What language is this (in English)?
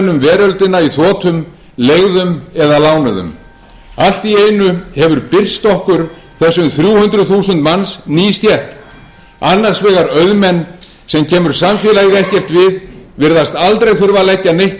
Icelandic